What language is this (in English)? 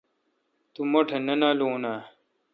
Kalkoti